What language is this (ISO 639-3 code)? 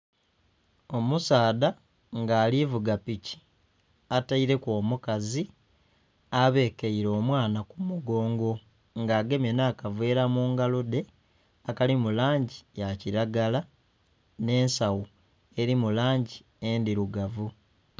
xog